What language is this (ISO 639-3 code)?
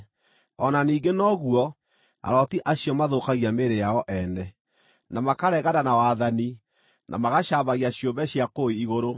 kik